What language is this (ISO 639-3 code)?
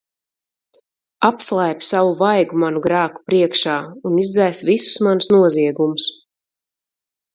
lav